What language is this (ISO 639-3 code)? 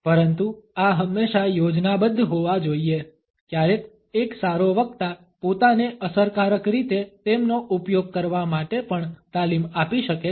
guj